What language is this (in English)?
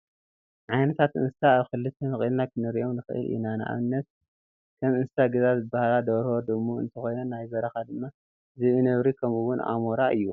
Tigrinya